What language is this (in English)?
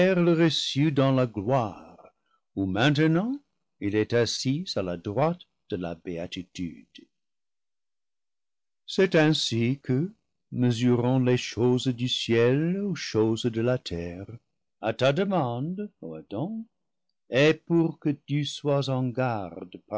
French